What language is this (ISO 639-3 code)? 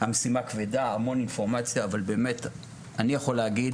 heb